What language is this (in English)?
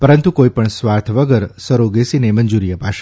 Gujarati